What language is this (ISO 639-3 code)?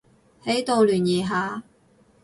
yue